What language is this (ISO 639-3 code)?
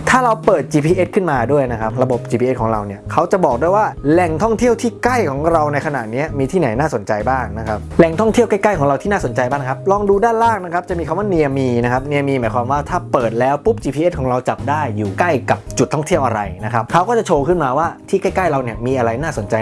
tha